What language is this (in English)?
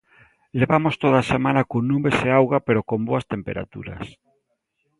Galician